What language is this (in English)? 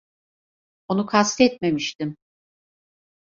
Turkish